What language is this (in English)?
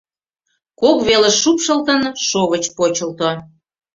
Mari